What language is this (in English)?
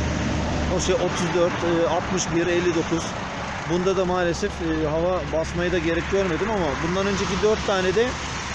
Turkish